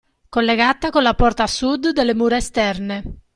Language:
Italian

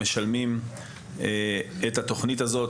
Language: Hebrew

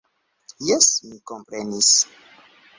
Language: Esperanto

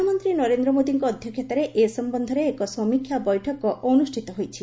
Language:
Odia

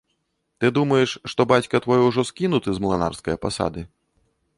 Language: Belarusian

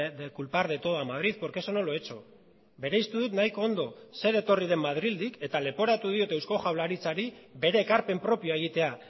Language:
Basque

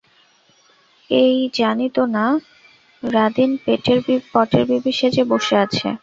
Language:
Bangla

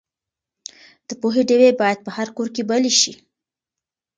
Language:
Pashto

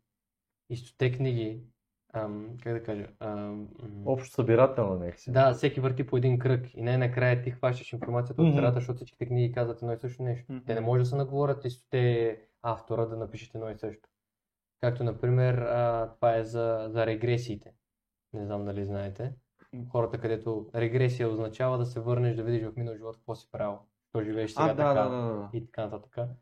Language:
Bulgarian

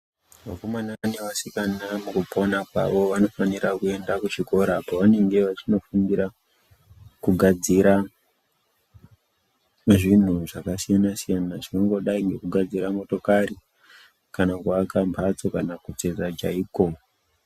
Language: Ndau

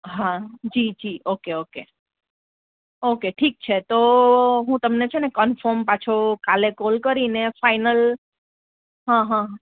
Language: Gujarati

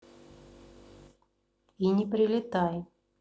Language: Russian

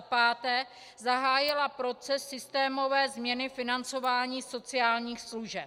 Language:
Czech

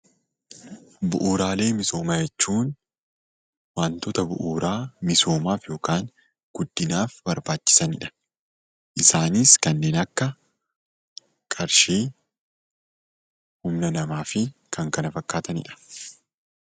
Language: Oromo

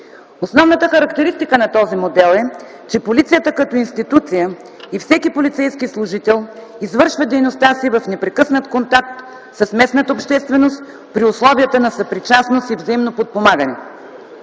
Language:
Bulgarian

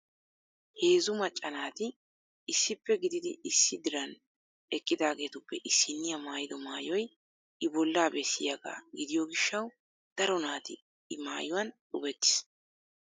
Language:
Wolaytta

